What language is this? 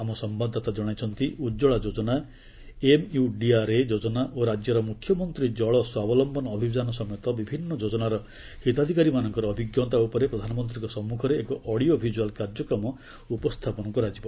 Odia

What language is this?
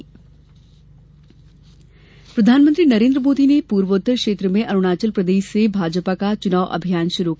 Hindi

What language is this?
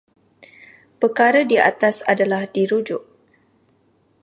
Malay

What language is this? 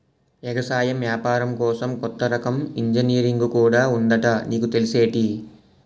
Telugu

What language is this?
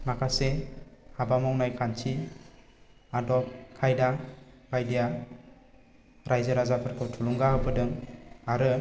Bodo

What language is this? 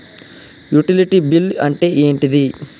Telugu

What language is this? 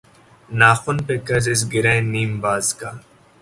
Urdu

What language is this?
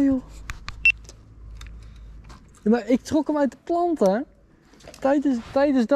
Dutch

